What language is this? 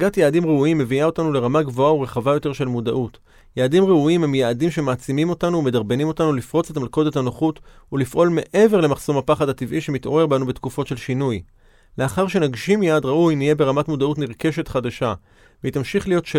Hebrew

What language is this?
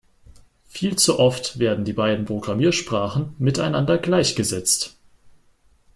German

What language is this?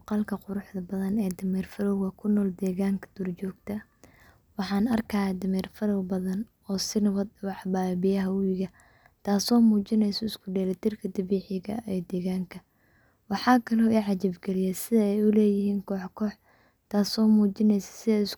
Somali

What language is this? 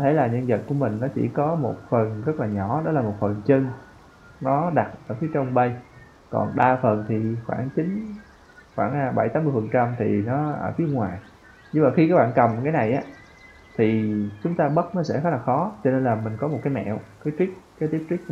Vietnamese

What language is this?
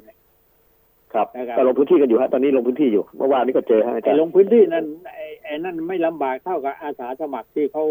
Thai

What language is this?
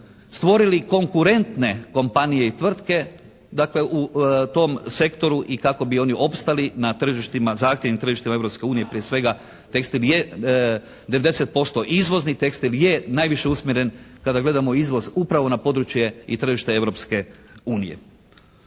Croatian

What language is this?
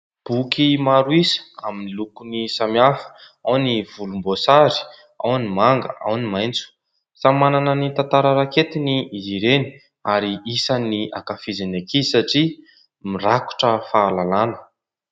Malagasy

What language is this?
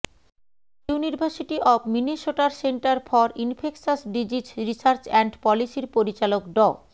Bangla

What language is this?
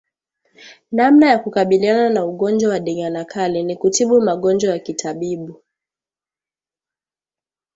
Swahili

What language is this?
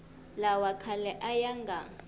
Tsonga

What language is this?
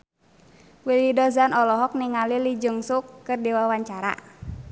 Sundanese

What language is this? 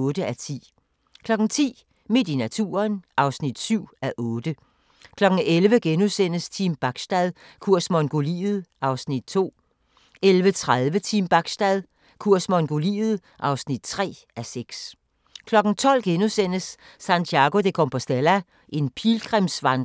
Danish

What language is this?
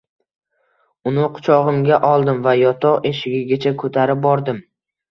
Uzbek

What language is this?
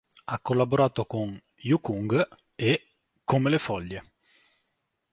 Italian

